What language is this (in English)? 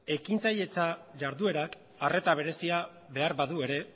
Basque